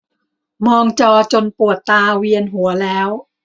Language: Thai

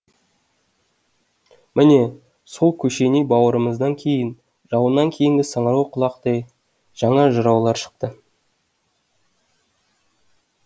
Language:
Kazakh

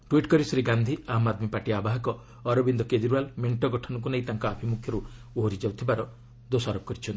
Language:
Odia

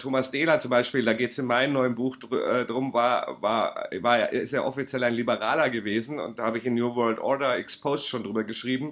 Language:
German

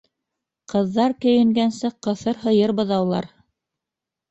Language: Bashkir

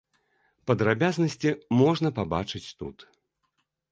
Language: Belarusian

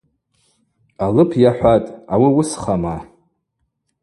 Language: Abaza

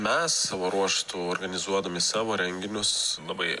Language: Lithuanian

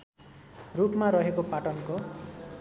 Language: Nepali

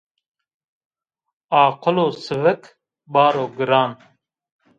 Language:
Zaza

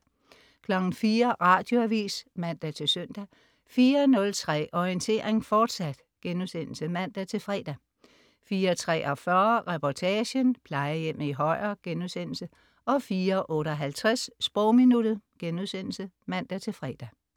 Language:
Danish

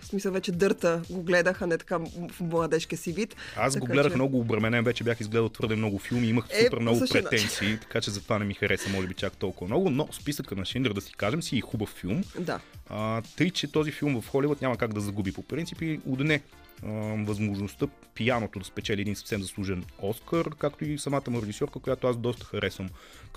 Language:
Bulgarian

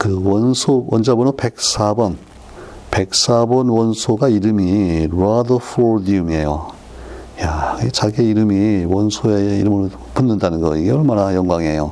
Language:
Korean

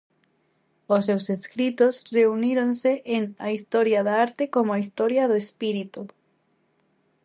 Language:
Galician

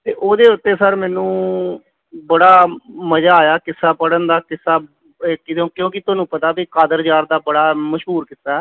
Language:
Punjabi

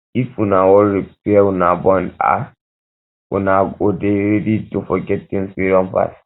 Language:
Nigerian Pidgin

